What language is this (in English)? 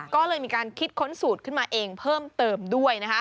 Thai